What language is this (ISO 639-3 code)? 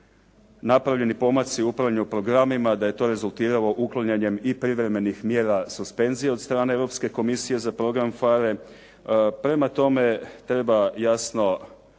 hrv